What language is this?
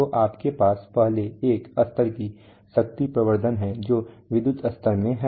Hindi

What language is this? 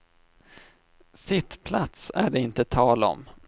Swedish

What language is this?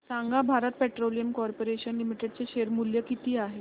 Marathi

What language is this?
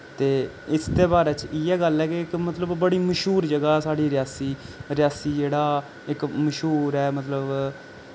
Dogri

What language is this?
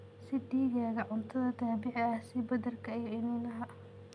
Somali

